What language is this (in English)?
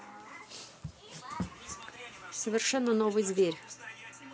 Russian